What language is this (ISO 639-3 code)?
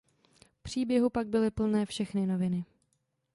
ces